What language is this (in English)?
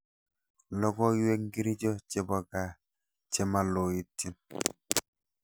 Kalenjin